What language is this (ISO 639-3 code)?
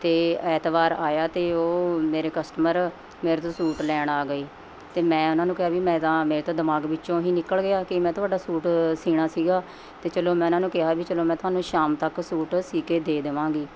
pan